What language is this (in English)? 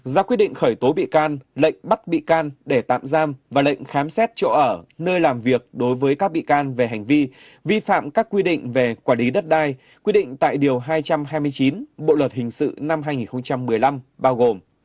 Vietnamese